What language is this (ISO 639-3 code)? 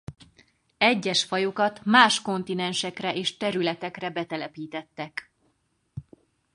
hun